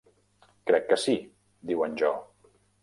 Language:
Catalan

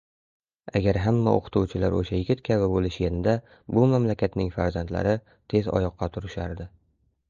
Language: Uzbek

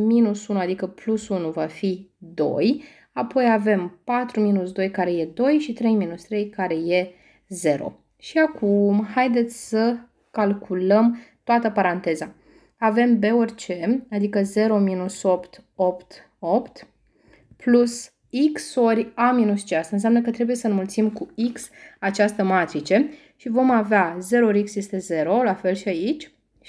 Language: Romanian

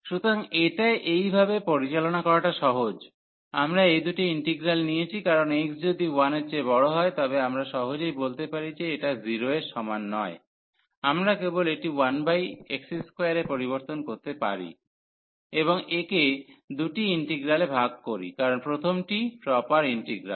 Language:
Bangla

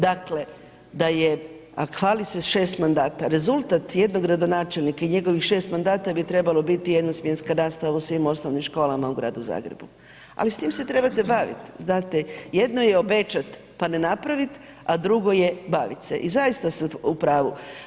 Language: Croatian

